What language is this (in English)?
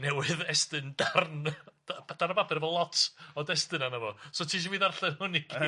Welsh